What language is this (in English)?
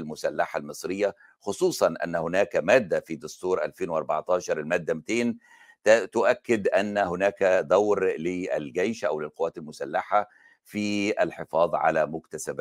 Arabic